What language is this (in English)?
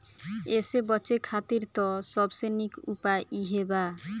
Bhojpuri